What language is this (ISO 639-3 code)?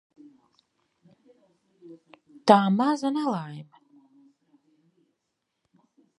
lav